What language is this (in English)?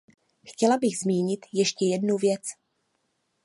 Czech